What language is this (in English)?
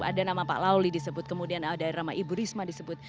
Indonesian